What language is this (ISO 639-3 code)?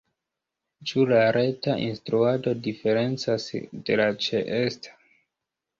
epo